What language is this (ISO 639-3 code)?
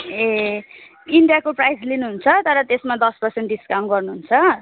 nep